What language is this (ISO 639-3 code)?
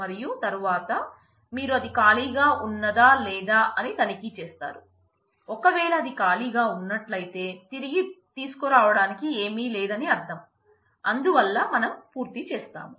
tel